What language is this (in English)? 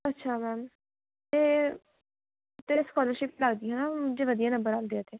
Punjabi